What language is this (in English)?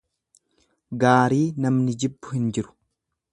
Oromo